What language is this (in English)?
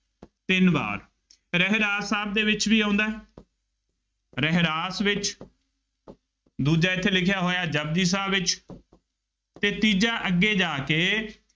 Punjabi